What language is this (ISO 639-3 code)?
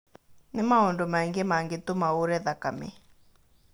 kik